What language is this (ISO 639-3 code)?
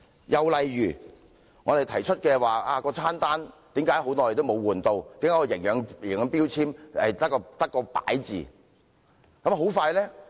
yue